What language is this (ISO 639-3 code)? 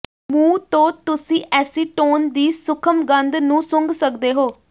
pan